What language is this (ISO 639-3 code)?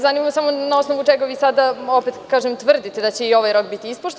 srp